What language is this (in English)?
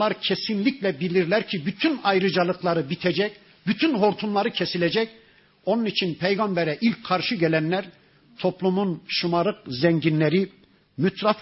Turkish